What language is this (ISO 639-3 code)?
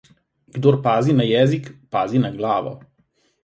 slv